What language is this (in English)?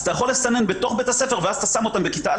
Hebrew